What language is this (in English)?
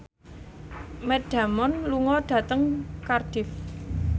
Javanese